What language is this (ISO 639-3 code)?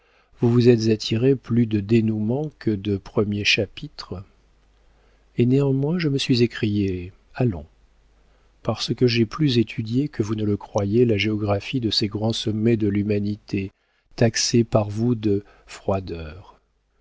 fra